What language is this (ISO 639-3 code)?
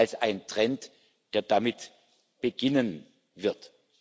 deu